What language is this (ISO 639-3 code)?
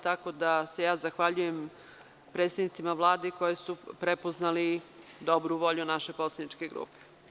srp